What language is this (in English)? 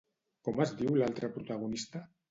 Catalan